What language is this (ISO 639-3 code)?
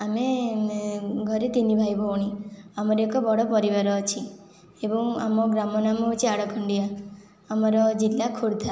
ori